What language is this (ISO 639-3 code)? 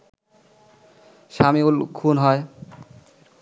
ben